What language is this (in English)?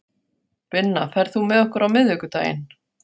Icelandic